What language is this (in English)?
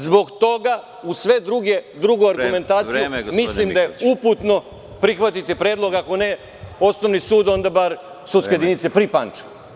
Serbian